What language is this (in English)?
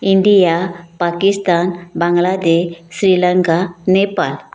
Konkani